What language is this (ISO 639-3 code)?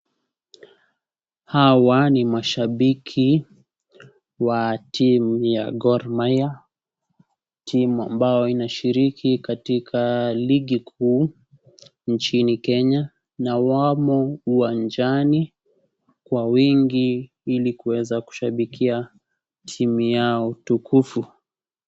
swa